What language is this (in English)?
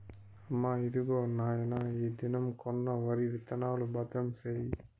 Telugu